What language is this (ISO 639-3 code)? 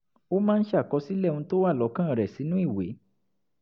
yor